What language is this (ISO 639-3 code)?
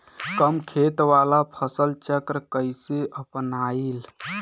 bho